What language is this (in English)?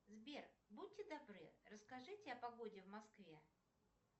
Russian